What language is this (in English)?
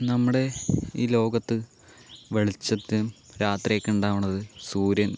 Malayalam